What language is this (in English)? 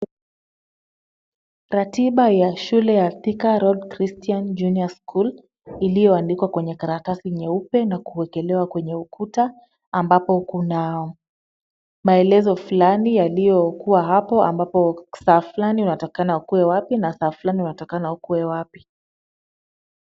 Swahili